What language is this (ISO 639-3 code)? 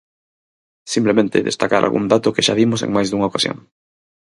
glg